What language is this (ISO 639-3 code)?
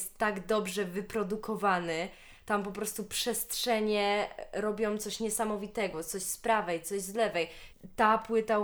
pol